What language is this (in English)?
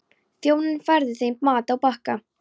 Icelandic